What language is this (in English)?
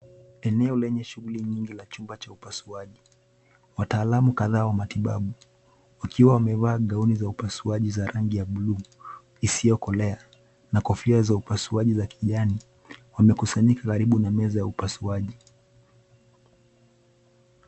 Swahili